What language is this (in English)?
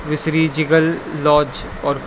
Urdu